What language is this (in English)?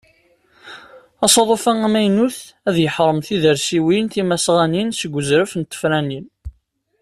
Kabyle